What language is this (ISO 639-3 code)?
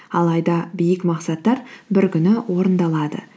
kaz